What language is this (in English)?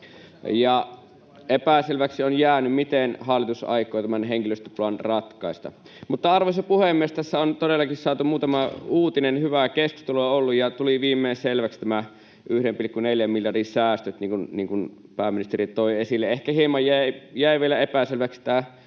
Finnish